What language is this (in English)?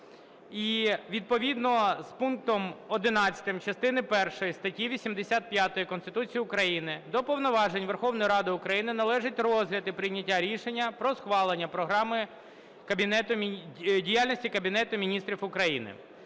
Ukrainian